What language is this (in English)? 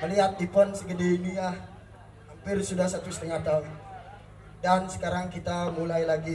Indonesian